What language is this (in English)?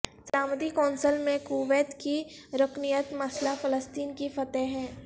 Urdu